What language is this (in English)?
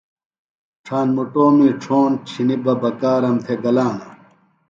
Phalura